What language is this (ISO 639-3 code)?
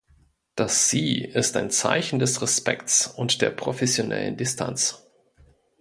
deu